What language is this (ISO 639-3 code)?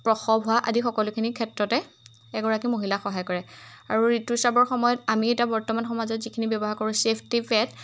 asm